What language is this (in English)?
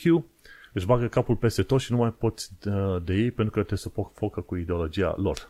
Romanian